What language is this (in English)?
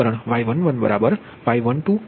Gujarati